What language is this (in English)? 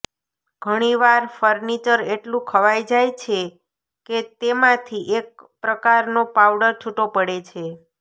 Gujarati